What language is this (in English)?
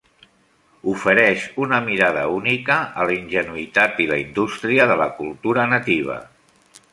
Catalan